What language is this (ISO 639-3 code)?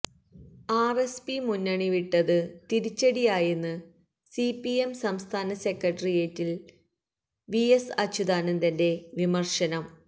mal